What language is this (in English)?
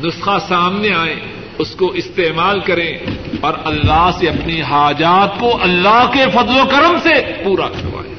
Urdu